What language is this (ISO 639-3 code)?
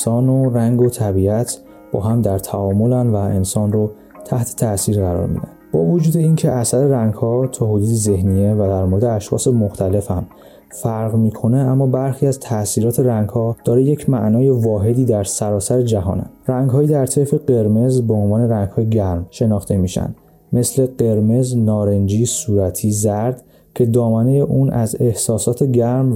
fas